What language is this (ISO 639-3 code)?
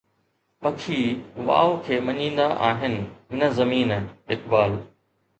snd